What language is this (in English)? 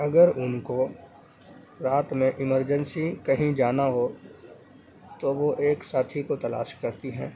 Urdu